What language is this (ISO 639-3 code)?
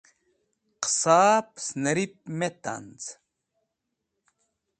wbl